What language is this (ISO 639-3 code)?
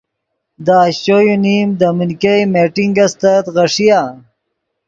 ydg